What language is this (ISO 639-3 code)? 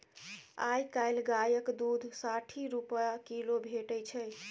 mai